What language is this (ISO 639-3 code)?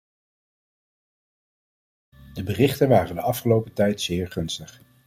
nld